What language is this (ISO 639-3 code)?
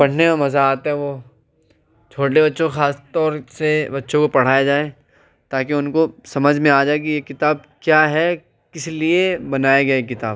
urd